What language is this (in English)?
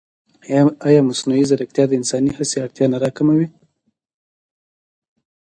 Pashto